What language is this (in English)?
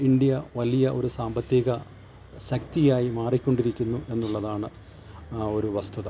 Malayalam